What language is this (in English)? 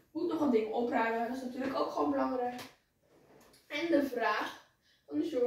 Dutch